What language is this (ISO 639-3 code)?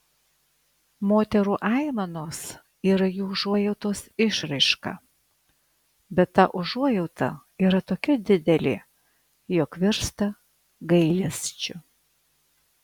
lit